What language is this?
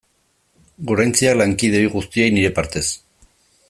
Basque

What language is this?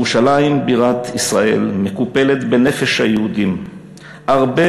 Hebrew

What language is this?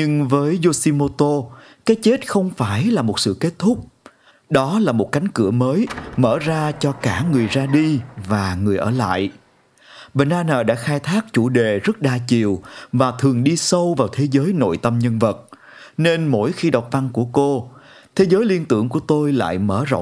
Vietnamese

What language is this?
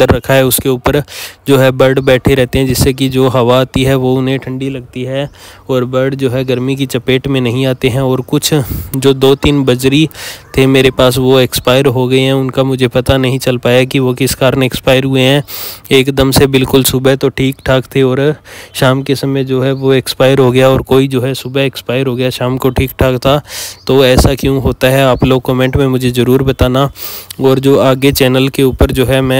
Hindi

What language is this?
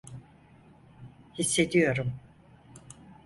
Turkish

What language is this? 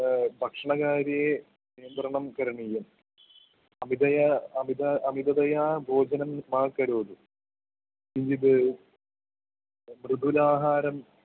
Sanskrit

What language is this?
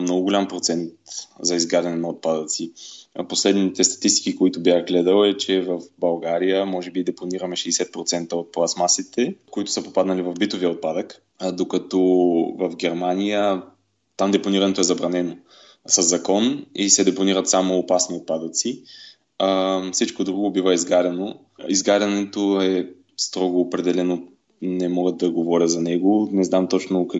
Bulgarian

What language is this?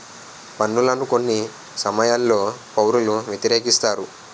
Telugu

